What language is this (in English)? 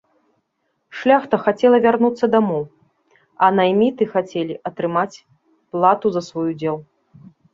Belarusian